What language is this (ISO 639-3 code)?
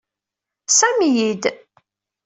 kab